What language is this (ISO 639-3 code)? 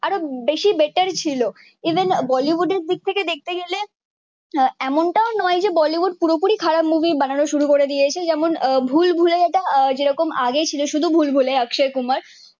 ben